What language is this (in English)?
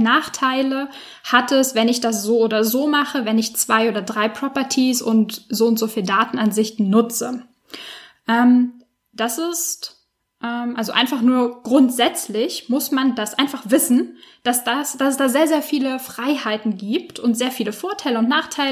German